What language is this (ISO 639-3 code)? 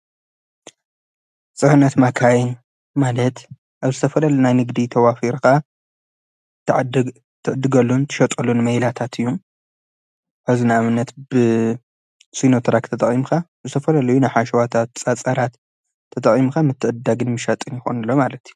tir